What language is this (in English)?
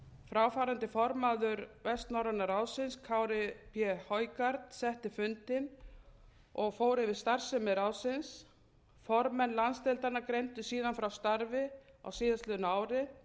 Icelandic